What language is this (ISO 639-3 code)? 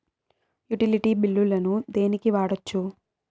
tel